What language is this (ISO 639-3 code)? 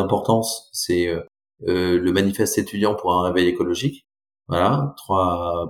fra